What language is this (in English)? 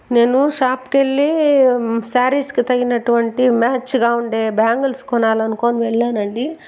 Telugu